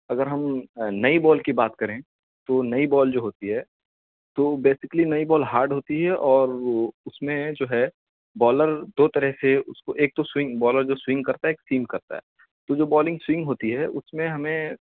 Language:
Urdu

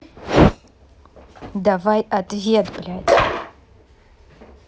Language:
Russian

